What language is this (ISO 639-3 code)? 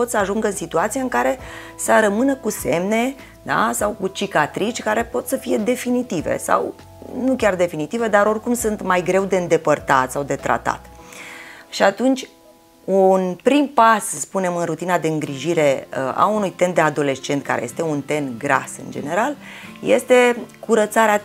ron